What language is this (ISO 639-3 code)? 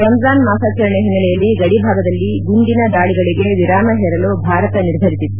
kan